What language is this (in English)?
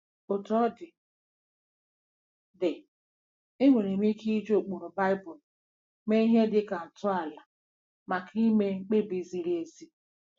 Igbo